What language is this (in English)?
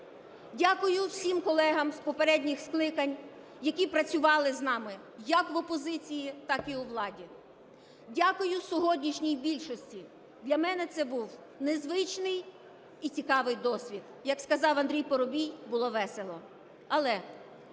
Ukrainian